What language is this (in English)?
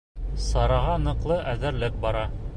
Bashkir